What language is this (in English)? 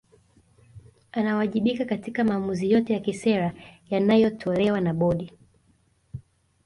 Swahili